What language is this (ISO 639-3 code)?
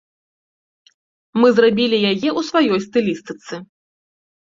bel